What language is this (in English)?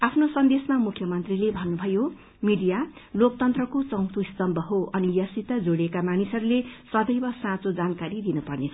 Nepali